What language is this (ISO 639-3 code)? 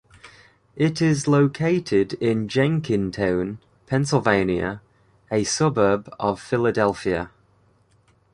eng